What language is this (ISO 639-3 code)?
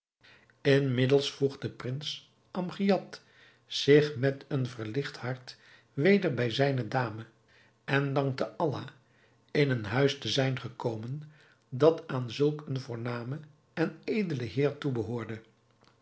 nld